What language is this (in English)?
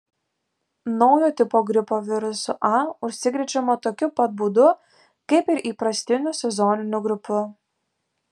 Lithuanian